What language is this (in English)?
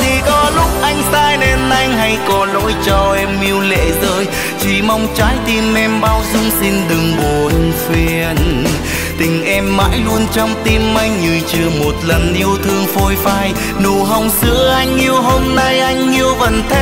Vietnamese